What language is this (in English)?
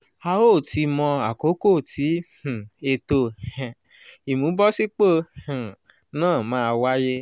Yoruba